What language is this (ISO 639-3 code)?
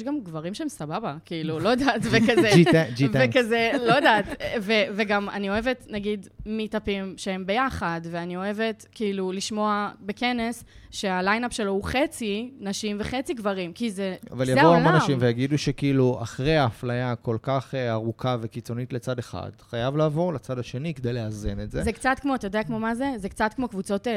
heb